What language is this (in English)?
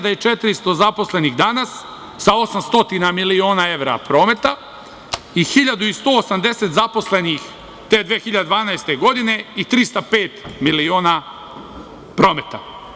Serbian